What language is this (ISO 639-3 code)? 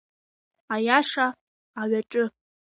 abk